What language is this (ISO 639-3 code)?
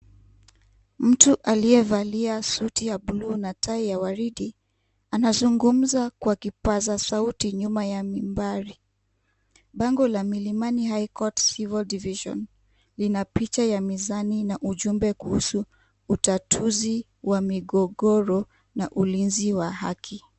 swa